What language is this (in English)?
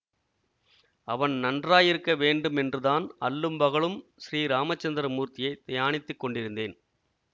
Tamil